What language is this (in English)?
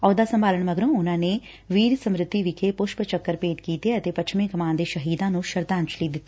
Punjabi